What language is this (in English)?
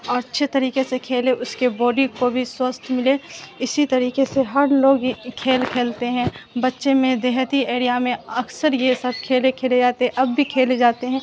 Urdu